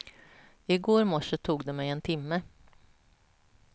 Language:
Swedish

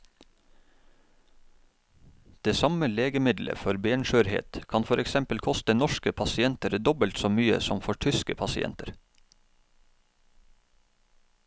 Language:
Norwegian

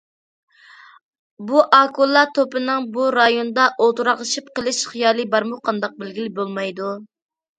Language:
Uyghur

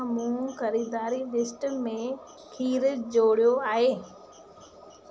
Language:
Sindhi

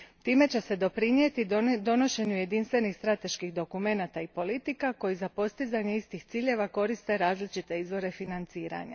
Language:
Croatian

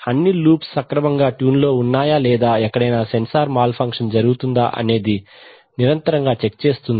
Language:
Telugu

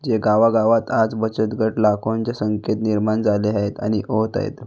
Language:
Marathi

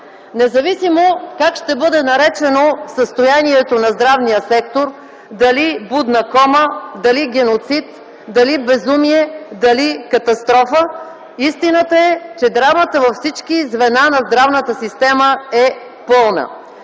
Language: Bulgarian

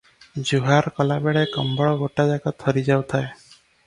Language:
Odia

